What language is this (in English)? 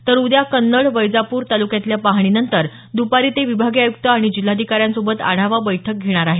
Marathi